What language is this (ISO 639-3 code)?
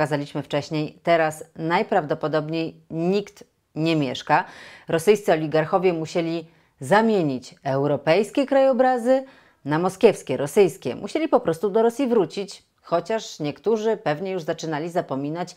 pol